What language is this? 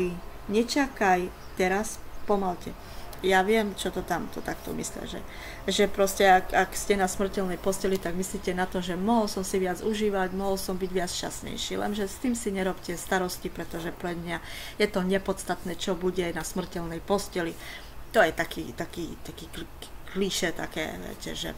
Slovak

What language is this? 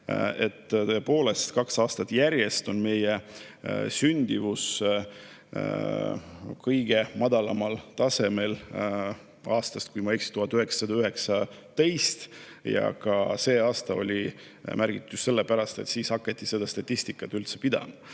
Estonian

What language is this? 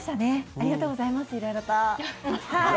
Japanese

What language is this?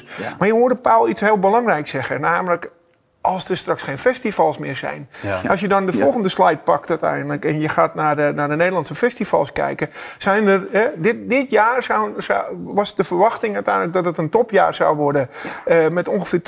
Dutch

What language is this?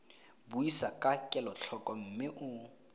Tswana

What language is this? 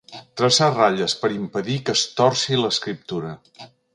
Catalan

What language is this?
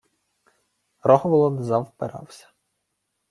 Ukrainian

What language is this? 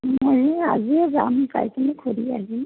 Assamese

